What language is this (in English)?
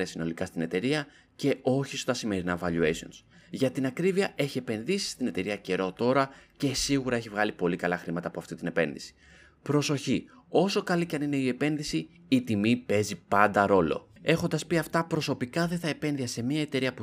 Greek